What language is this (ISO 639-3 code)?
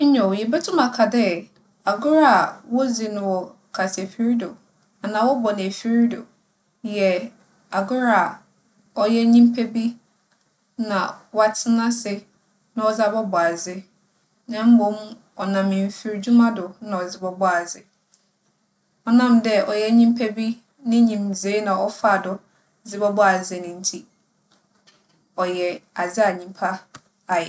aka